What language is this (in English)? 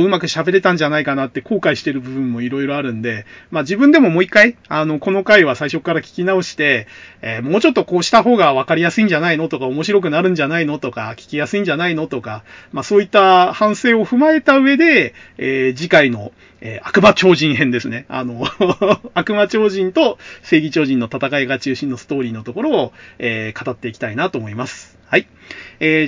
Japanese